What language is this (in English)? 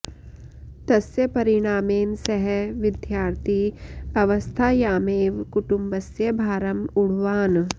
Sanskrit